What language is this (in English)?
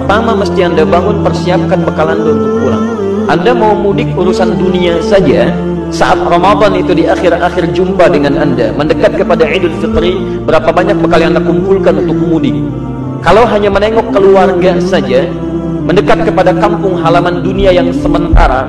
Indonesian